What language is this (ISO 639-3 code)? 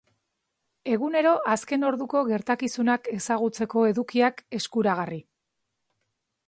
eus